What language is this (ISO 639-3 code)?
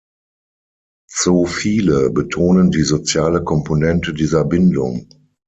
deu